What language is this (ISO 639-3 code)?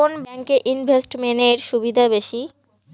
ben